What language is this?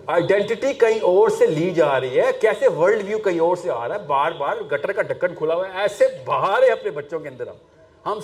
Urdu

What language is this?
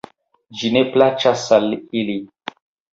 Esperanto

